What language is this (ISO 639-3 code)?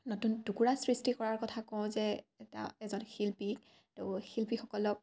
asm